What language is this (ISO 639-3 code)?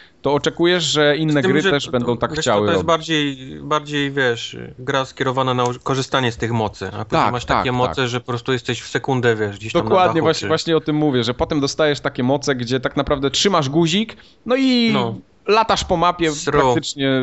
pol